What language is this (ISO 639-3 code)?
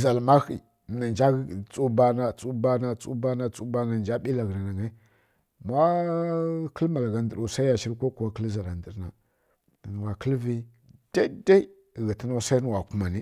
fkk